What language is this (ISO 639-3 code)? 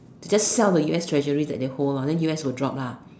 eng